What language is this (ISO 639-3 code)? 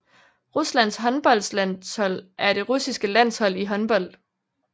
dan